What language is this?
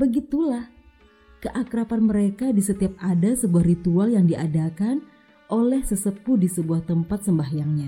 Indonesian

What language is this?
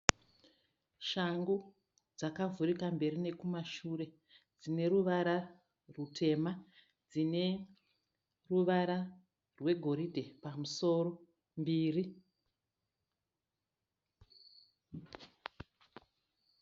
Shona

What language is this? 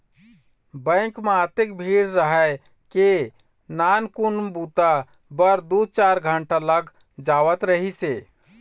Chhattisgarhi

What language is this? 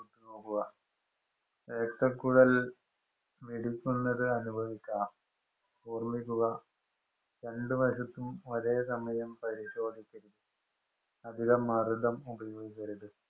Malayalam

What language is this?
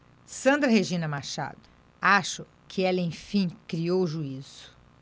Portuguese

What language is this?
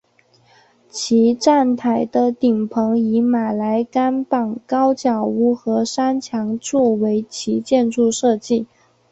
Chinese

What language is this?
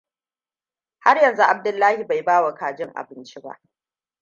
Hausa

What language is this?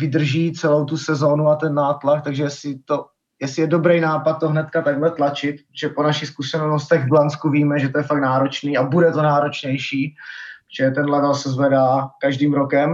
Czech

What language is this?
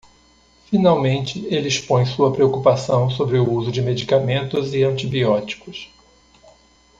Portuguese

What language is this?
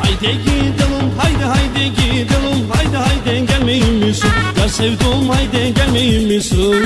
Turkish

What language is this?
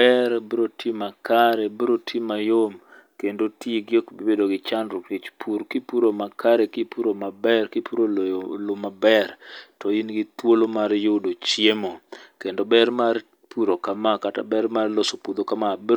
Luo (Kenya and Tanzania)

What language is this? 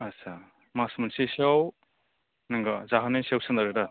Bodo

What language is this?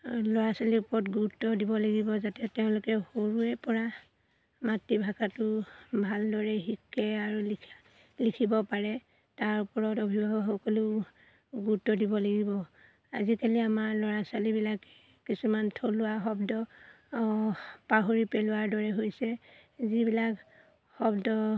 Assamese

